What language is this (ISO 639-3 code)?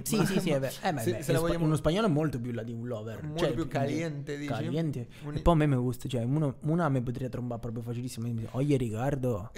ita